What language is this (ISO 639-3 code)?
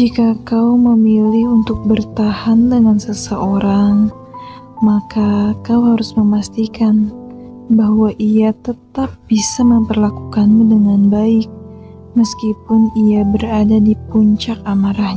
ind